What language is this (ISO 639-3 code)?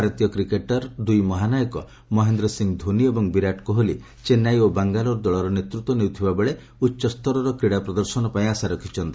ori